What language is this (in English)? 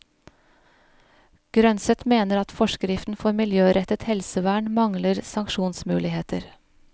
Norwegian